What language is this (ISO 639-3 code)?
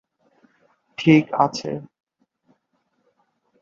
ben